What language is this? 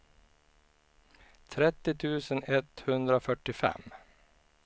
Swedish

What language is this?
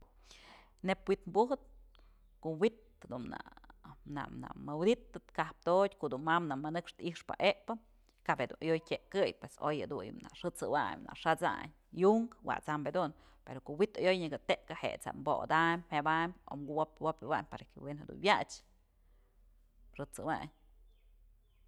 Mazatlán Mixe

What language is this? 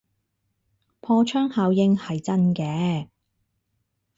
Cantonese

